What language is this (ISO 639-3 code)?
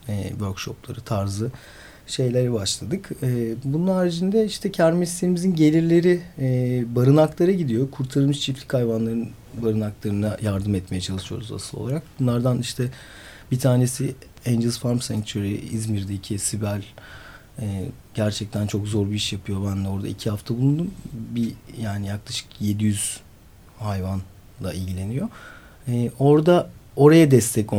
tur